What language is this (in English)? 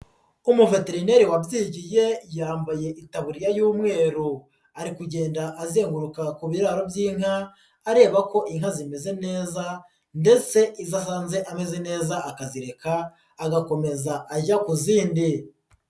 Kinyarwanda